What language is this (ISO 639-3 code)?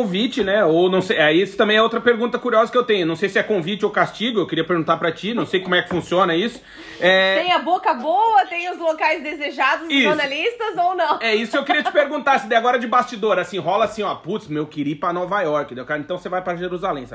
por